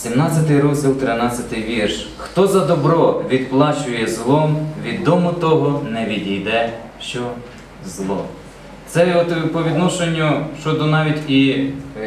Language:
Ukrainian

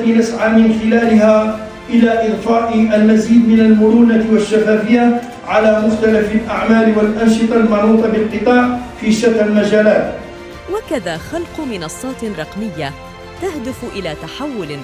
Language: Arabic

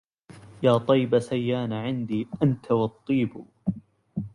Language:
Arabic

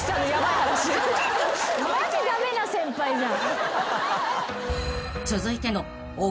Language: Japanese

